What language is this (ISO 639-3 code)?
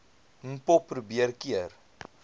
afr